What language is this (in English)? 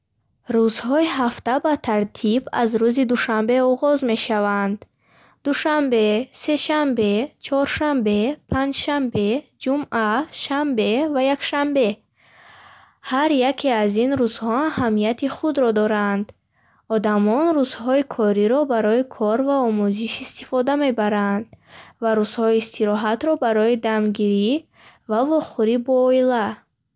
Bukharic